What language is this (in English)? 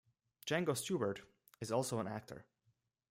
English